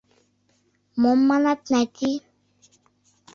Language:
Mari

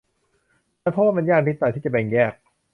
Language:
Thai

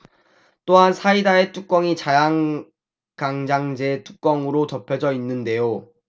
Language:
Korean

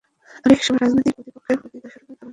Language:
Bangla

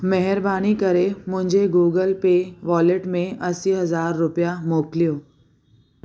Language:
Sindhi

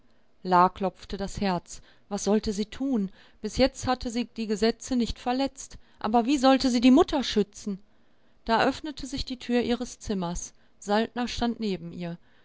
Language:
German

